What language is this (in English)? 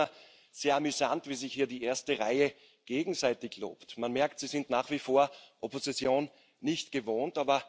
German